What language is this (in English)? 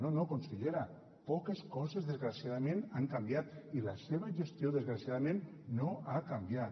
Catalan